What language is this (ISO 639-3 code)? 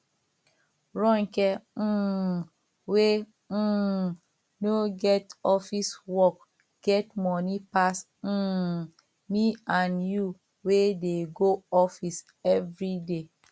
pcm